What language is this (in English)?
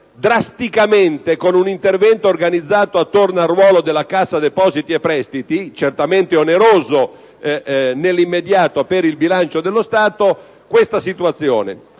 Italian